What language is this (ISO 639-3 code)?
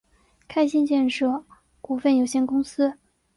zho